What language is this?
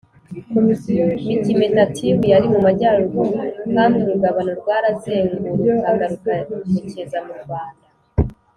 Kinyarwanda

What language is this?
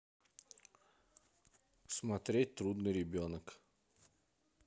Russian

